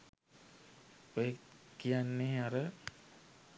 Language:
Sinhala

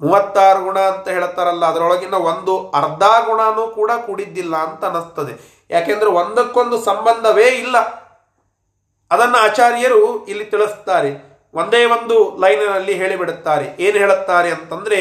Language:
Kannada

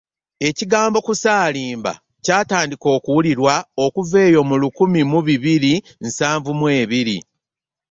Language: Ganda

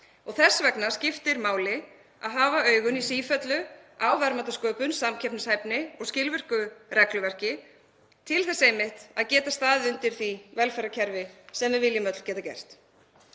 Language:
Icelandic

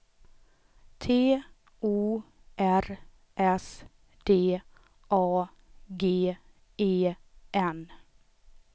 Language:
Swedish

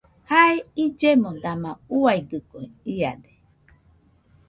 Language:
Nüpode Huitoto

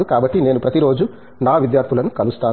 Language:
Telugu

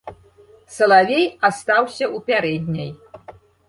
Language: Belarusian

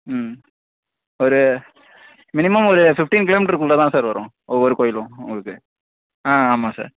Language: Tamil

